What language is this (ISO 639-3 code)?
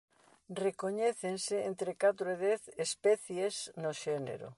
glg